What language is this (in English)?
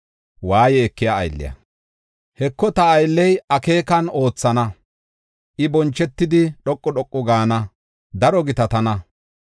Gofa